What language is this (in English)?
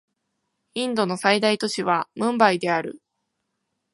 Japanese